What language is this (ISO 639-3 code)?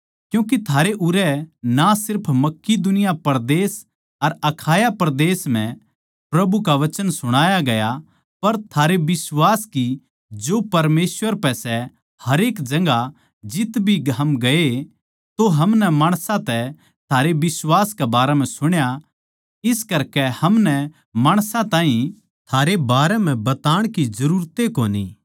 bgc